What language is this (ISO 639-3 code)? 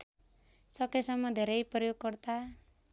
nep